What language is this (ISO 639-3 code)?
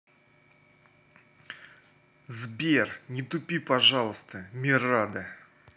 rus